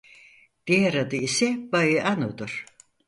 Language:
Turkish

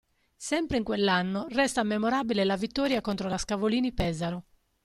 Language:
Italian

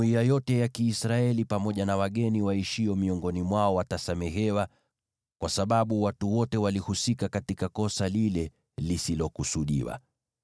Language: Swahili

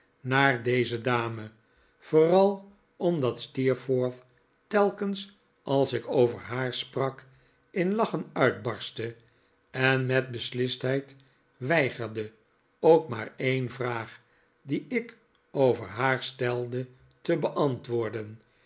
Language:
Dutch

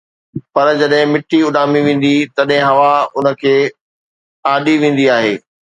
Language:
Sindhi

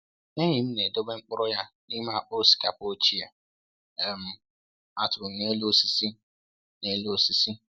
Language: Igbo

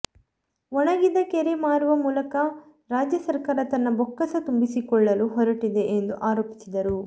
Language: Kannada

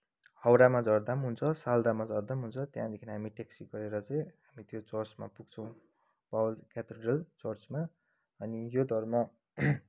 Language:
Nepali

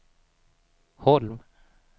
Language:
Swedish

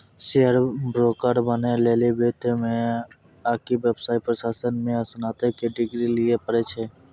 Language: Maithili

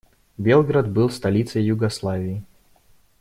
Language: Russian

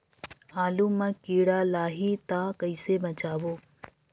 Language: Chhattisgarhi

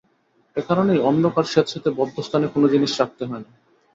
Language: Bangla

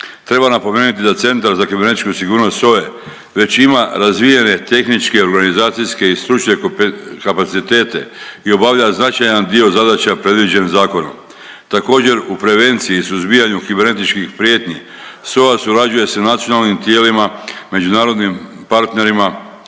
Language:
Croatian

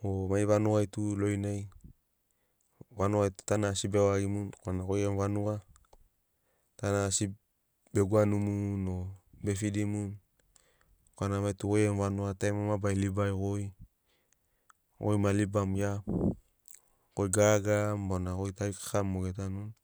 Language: Sinaugoro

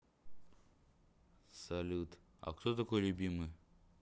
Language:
Russian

